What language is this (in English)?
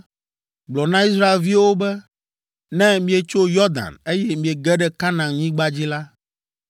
Ewe